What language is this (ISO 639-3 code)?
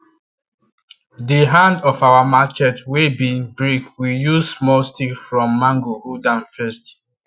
pcm